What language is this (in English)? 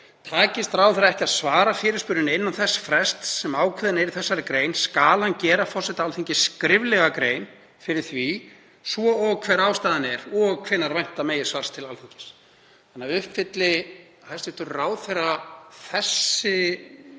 Icelandic